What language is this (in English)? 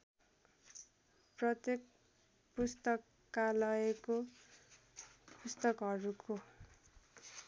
Nepali